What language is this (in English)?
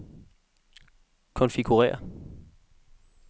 Danish